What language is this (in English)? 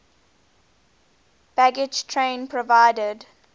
English